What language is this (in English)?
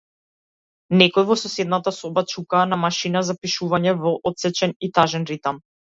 Macedonian